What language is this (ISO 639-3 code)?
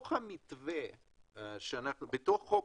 heb